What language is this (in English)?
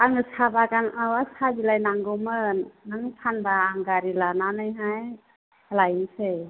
Bodo